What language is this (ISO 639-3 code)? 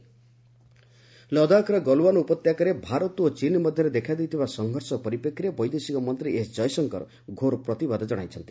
ori